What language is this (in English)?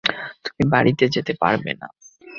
Bangla